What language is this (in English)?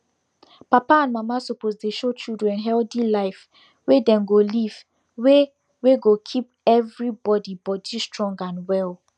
Nigerian Pidgin